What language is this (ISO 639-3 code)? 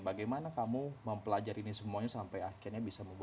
ind